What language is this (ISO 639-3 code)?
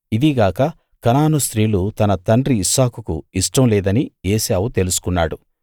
tel